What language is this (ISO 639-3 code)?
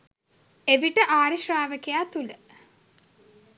sin